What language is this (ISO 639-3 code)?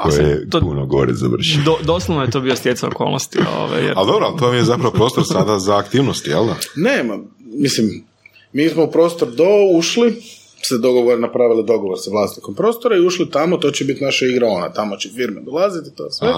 hrv